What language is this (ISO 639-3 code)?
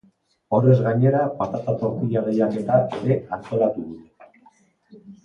eus